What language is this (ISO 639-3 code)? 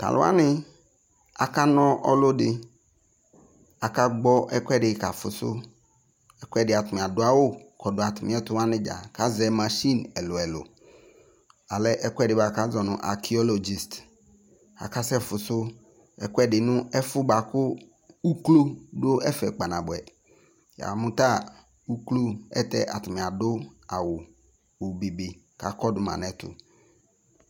kpo